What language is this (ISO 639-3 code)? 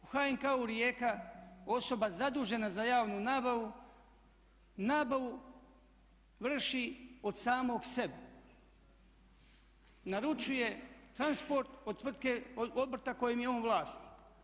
hrv